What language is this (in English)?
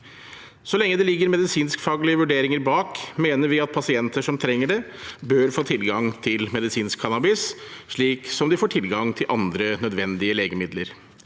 Norwegian